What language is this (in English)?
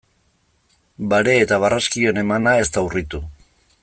Basque